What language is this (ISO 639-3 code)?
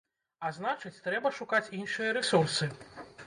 bel